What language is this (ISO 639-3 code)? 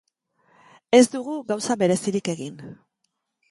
eus